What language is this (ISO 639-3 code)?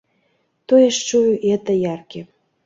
bel